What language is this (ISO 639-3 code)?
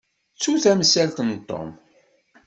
kab